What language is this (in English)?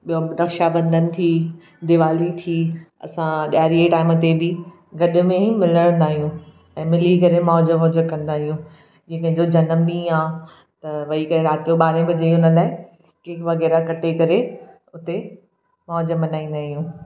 Sindhi